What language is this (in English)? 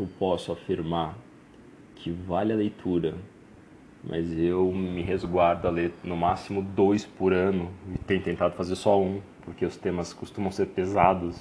Portuguese